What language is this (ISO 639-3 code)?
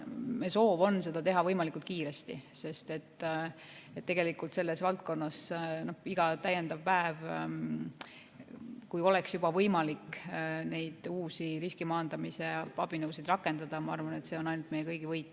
est